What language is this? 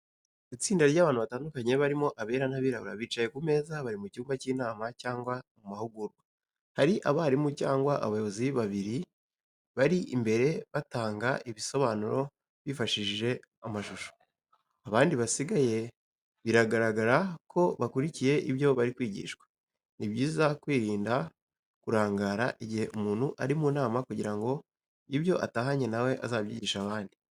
Kinyarwanda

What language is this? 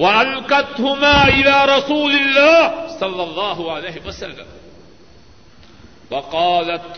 Urdu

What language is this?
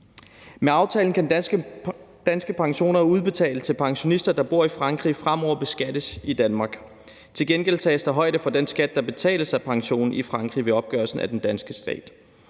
Danish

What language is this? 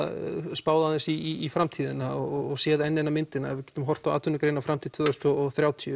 Icelandic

